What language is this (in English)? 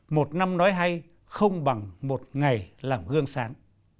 Vietnamese